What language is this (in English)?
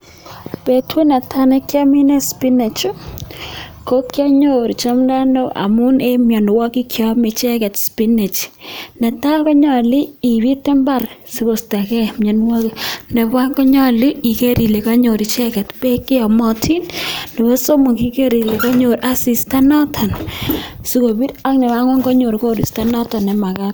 Kalenjin